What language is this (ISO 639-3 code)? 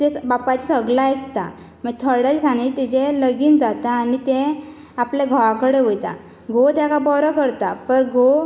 kok